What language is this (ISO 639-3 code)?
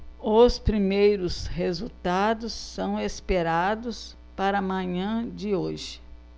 por